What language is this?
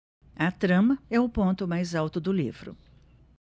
Portuguese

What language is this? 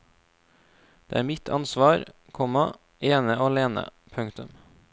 Norwegian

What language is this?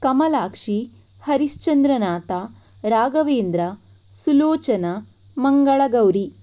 Kannada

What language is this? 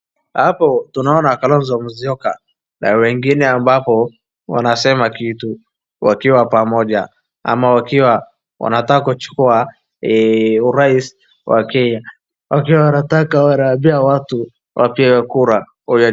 Swahili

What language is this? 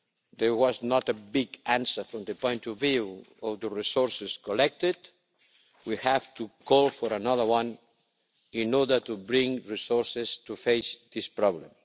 English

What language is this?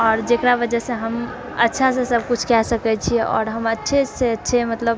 Maithili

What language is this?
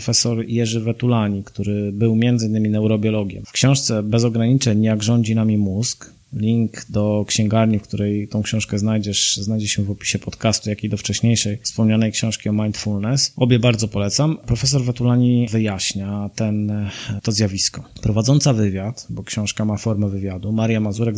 Polish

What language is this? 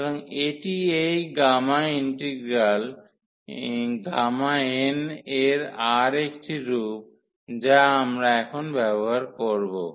Bangla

